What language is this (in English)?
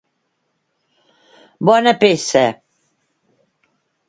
Catalan